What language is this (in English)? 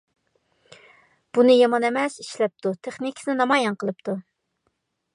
Uyghur